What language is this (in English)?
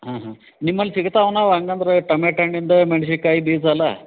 Kannada